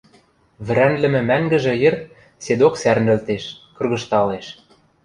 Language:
Western Mari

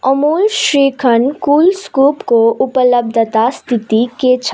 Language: Nepali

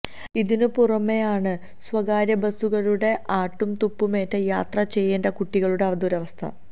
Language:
Malayalam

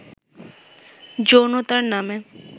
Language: Bangla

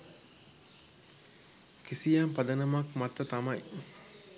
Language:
Sinhala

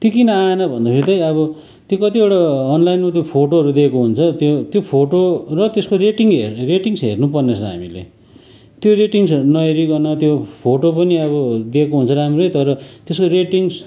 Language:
Nepali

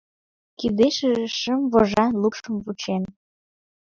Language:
Mari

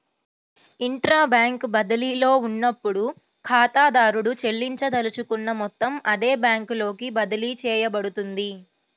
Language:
Telugu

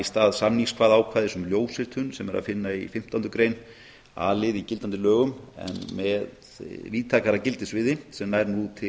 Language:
Icelandic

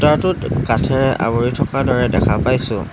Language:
Assamese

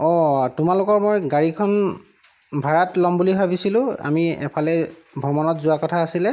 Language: Assamese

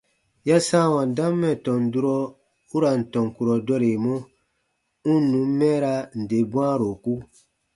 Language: Baatonum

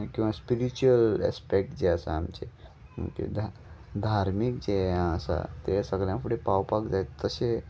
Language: Konkani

